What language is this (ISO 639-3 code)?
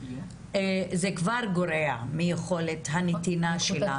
heb